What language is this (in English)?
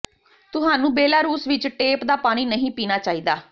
Punjabi